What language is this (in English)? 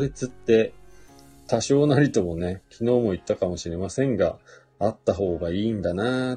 Japanese